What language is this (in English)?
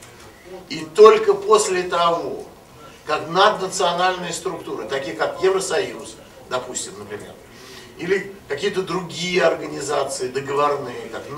Russian